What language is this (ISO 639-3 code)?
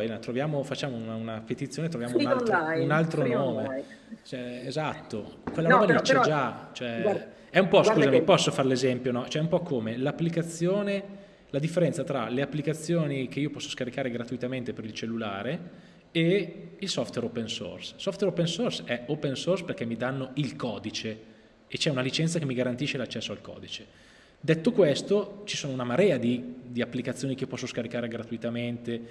ita